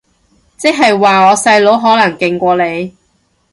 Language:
Cantonese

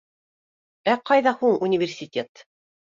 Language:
Bashkir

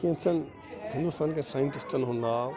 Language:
Kashmiri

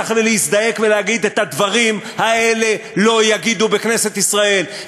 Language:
Hebrew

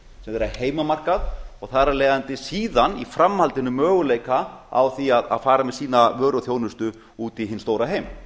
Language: Icelandic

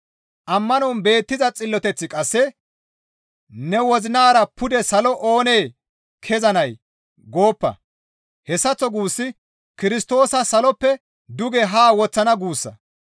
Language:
Gamo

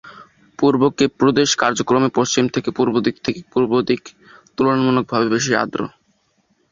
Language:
Bangla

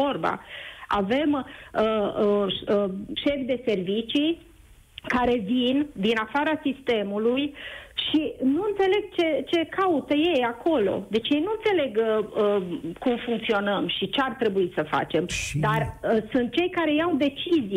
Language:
Romanian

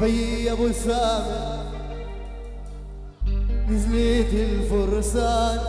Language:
Arabic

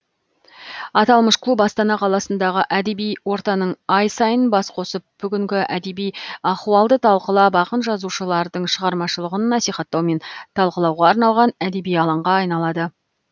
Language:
Kazakh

